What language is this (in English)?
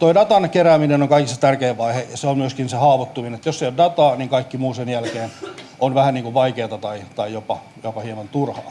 Finnish